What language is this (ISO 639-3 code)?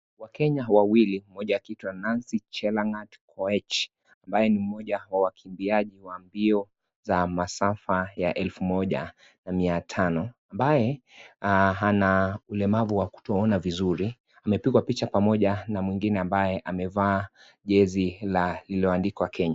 swa